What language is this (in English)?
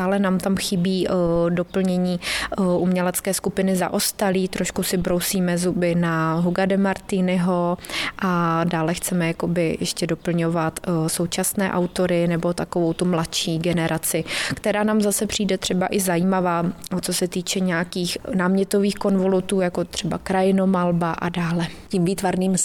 Czech